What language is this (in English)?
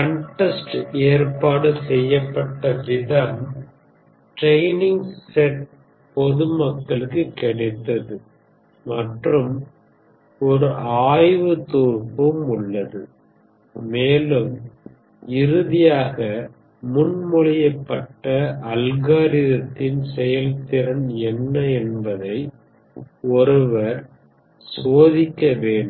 Tamil